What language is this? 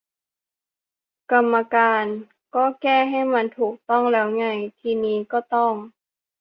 Thai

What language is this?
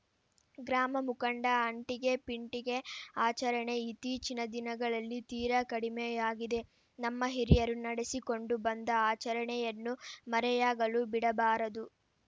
Kannada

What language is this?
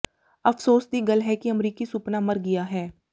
Punjabi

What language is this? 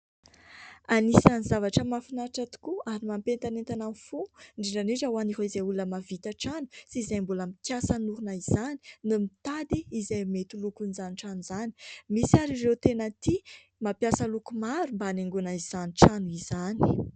Malagasy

